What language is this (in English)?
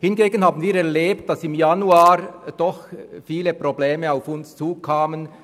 Swiss German